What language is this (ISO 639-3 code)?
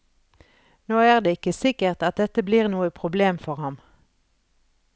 nor